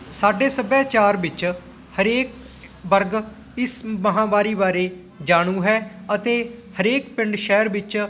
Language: Punjabi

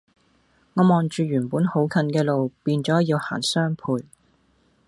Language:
Cantonese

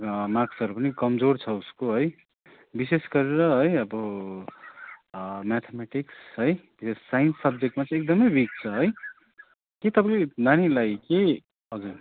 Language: Nepali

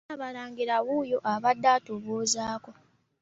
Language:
Ganda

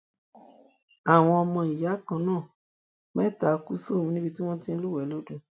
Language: Yoruba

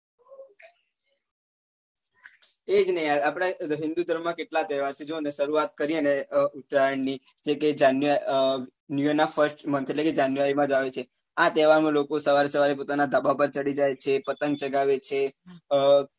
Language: Gujarati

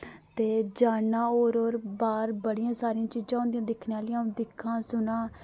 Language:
Dogri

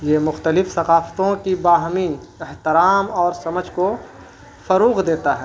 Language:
Urdu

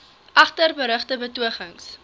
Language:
Afrikaans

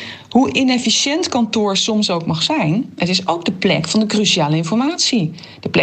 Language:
Dutch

